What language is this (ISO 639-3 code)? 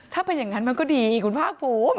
tha